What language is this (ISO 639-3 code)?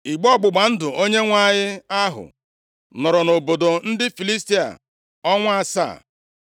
ibo